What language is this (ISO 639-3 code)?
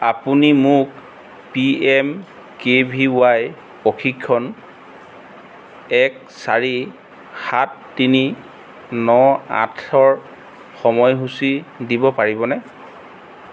asm